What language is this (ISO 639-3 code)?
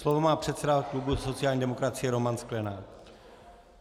ces